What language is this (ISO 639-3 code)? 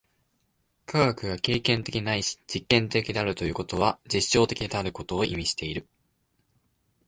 jpn